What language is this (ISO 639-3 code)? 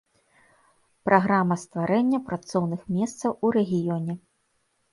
bel